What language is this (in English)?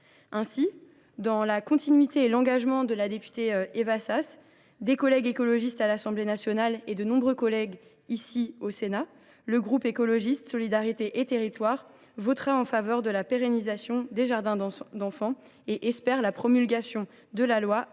French